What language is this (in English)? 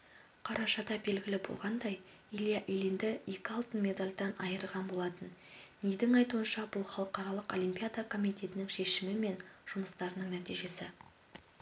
Kazakh